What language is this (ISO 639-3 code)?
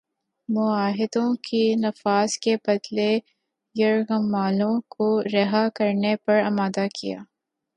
urd